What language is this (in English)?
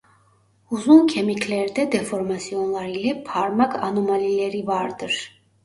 Turkish